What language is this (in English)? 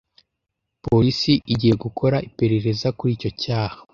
Kinyarwanda